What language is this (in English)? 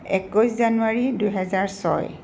Assamese